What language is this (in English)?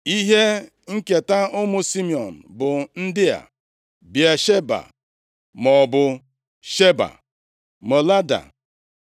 Igbo